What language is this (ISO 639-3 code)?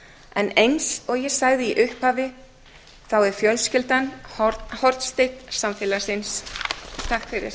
isl